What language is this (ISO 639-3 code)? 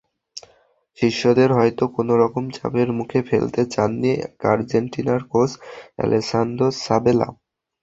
ben